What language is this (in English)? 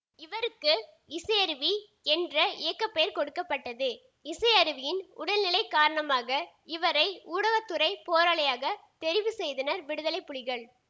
Tamil